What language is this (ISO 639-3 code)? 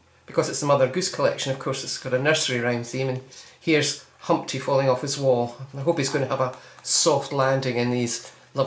eng